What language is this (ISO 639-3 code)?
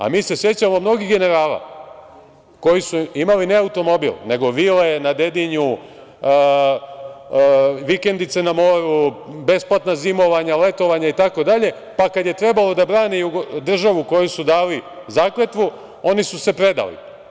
srp